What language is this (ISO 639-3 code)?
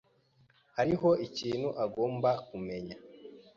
kin